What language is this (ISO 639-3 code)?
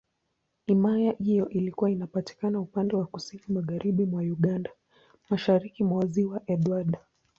swa